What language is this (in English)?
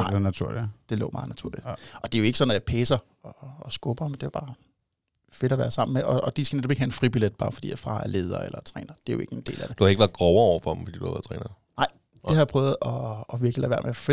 Danish